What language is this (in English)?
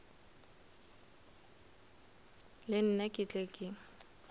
Northern Sotho